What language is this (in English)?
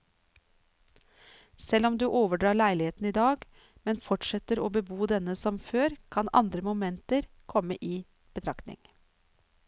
Norwegian